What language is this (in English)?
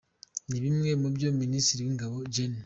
Kinyarwanda